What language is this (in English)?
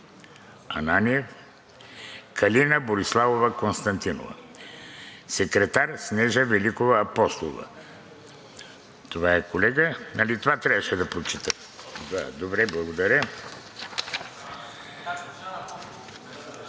Bulgarian